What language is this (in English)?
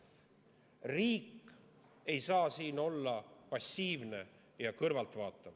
Estonian